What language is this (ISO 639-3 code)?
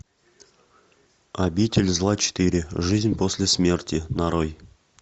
rus